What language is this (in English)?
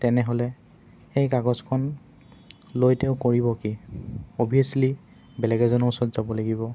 Assamese